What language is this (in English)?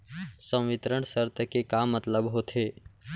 Chhattisgarhi